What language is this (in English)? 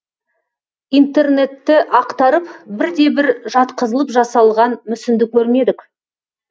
Kazakh